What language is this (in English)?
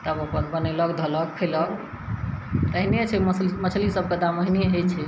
Maithili